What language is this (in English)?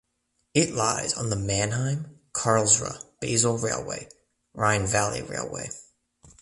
English